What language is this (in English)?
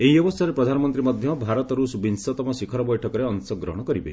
Odia